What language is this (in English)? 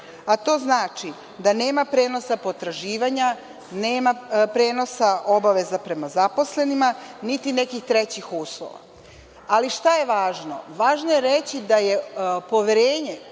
Serbian